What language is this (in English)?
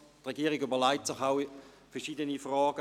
Swiss German